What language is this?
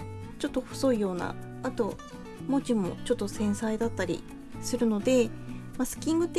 Japanese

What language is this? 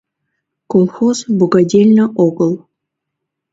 Mari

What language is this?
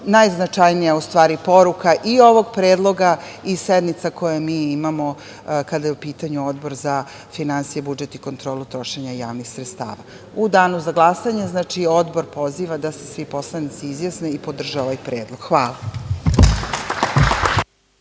Serbian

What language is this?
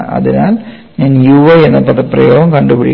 Malayalam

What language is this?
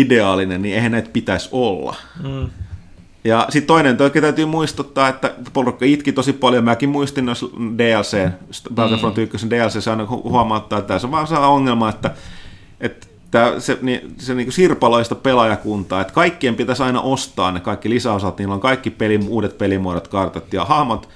Finnish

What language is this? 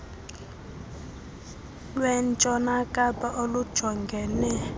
Xhosa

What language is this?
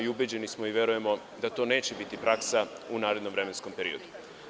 Serbian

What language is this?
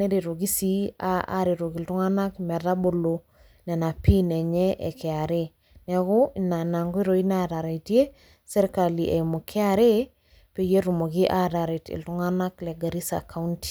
Masai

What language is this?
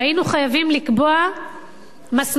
Hebrew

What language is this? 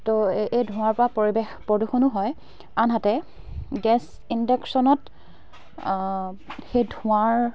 Assamese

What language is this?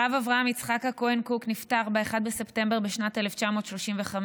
Hebrew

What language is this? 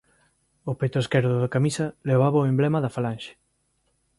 Galician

